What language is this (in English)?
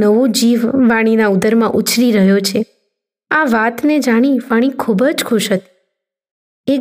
Gujarati